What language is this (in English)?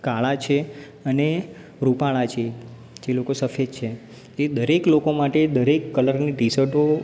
Gujarati